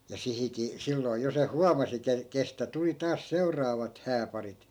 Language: Finnish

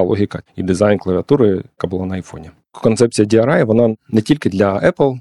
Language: Ukrainian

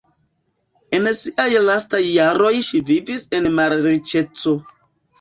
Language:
Esperanto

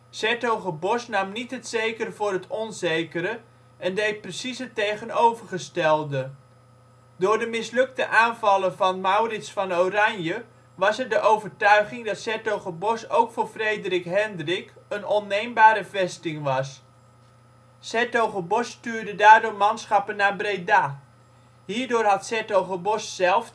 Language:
Dutch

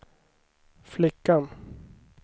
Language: Swedish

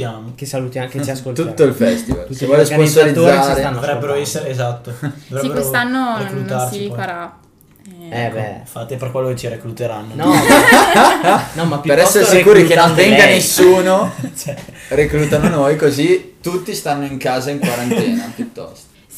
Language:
Italian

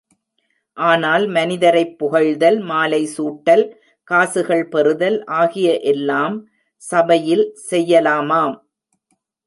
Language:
Tamil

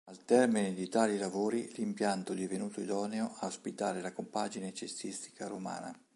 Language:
Italian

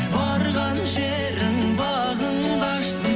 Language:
Kazakh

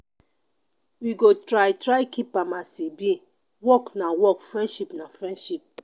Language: Nigerian Pidgin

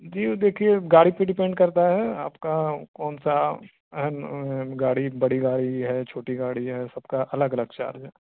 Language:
Urdu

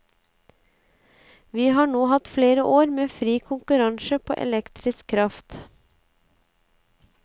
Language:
Norwegian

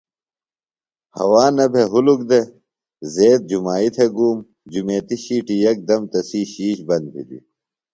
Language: Phalura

